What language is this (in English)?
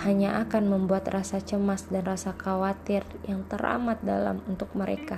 Indonesian